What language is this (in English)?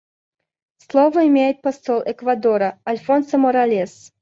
Russian